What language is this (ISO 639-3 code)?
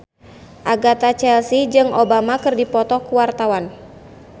sun